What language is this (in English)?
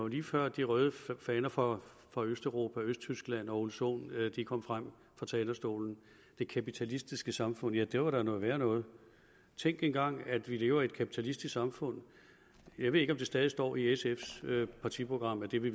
Danish